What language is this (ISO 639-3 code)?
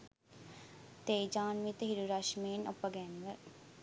sin